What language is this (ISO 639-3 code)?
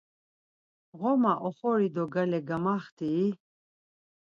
lzz